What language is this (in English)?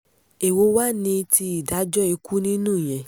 Yoruba